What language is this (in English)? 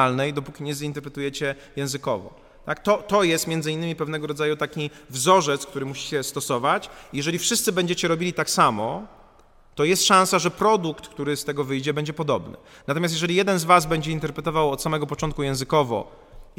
Polish